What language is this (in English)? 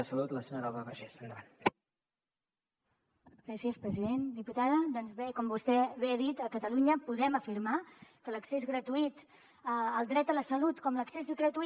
Catalan